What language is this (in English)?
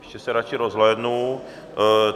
Czech